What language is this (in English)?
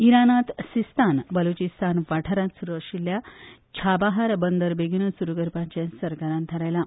Konkani